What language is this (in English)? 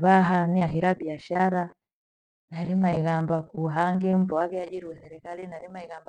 Gweno